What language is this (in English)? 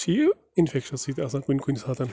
Kashmiri